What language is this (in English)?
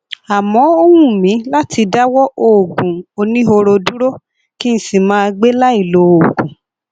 Yoruba